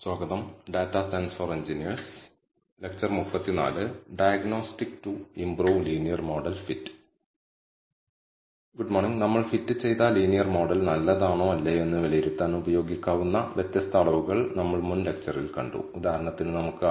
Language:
Malayalam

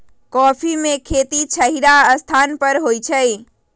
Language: Magahi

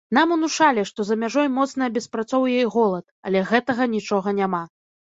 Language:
Belarusian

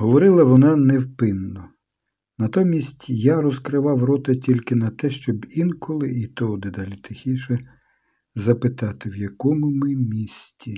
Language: Ukrainian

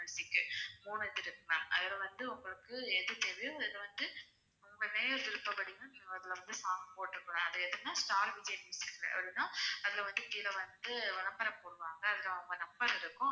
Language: Tamil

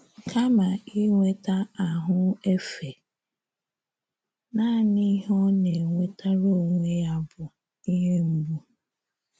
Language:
Igbo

